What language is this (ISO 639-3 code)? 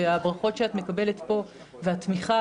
heb